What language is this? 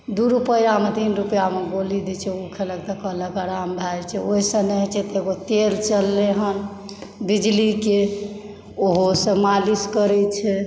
Maithili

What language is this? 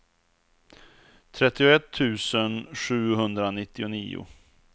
Swedish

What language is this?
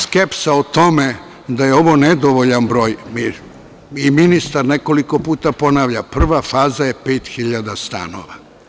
Serbian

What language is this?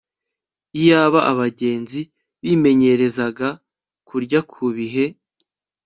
Kinyarwanda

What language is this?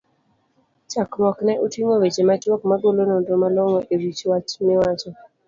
Luo (Kenya and Tanzania)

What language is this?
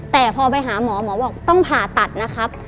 Thai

